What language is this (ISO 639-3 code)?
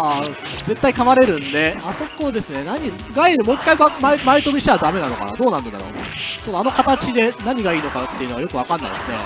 jpn